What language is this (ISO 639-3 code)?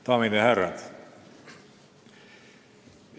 est